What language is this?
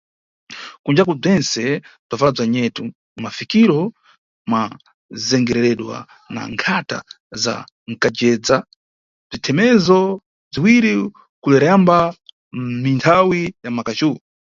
Nyungwe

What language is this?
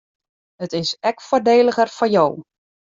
Western Frisian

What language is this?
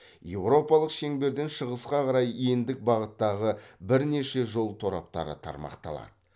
Kazakh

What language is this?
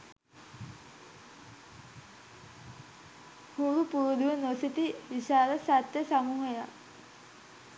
Sinhala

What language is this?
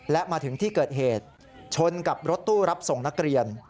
Thai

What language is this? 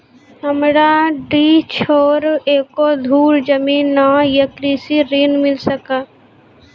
Maithili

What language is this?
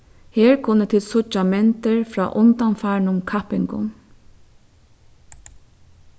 Faroese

